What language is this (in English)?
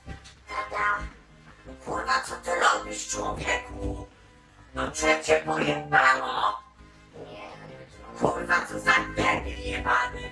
Polish